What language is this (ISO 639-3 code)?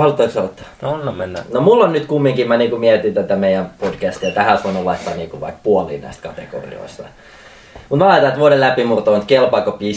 fin